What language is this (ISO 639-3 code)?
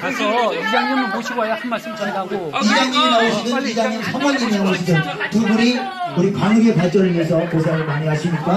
kor